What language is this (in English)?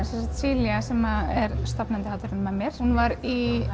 Icelandic